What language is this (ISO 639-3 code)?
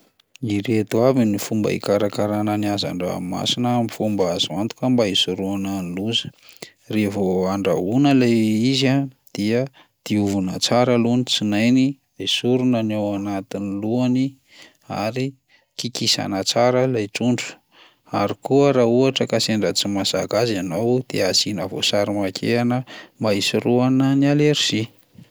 mlg